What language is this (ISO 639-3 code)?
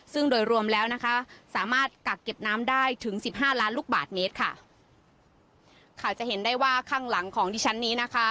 tha